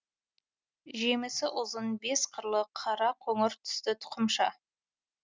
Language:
Kazakh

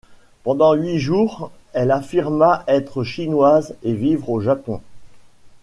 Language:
French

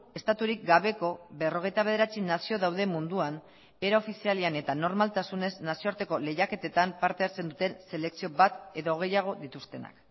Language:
Basque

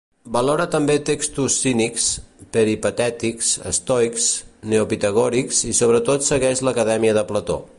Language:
Catalan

